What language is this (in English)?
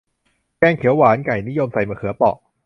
Thai